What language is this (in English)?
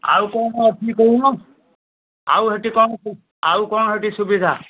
Odia